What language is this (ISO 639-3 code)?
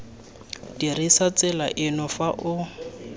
tsn